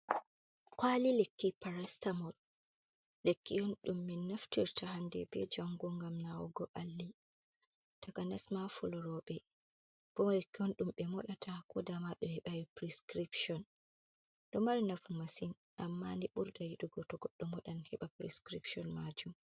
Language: Fula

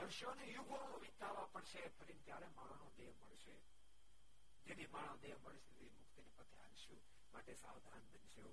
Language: Gujarati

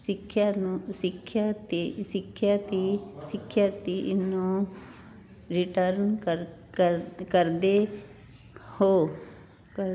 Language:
Punjabi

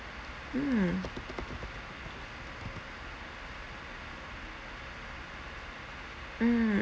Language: English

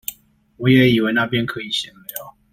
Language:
Chinese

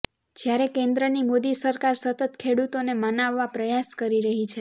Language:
Gujarati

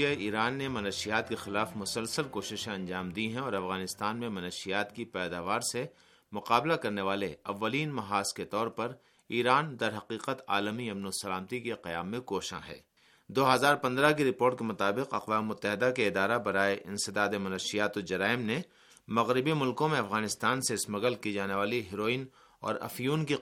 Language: Urdu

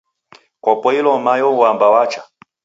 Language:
Taita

